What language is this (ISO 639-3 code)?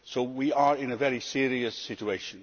eng